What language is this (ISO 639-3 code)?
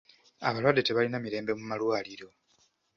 lug